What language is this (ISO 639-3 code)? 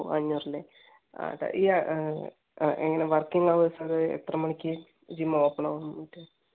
mal